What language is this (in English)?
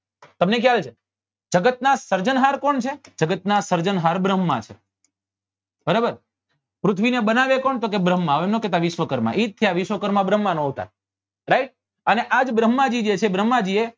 Gujarati